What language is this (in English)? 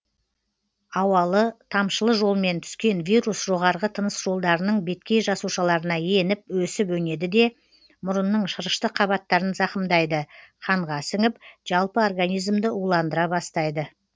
Kazakh